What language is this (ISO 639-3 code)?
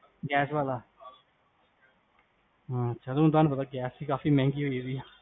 pan